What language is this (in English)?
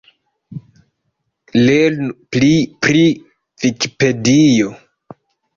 Esperanto